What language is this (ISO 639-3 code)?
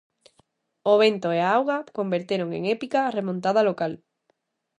glg